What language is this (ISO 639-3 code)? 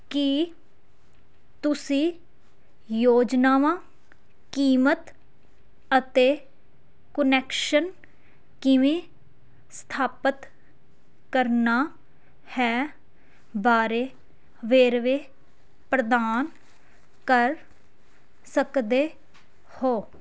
pan